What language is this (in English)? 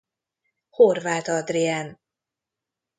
Hungarian